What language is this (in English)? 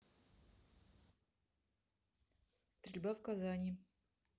Russian